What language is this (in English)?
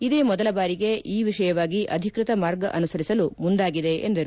Kannada